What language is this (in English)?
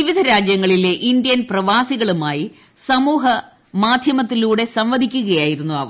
Malayalam